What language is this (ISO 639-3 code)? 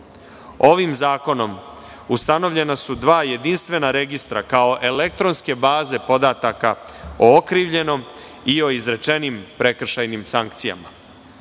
srp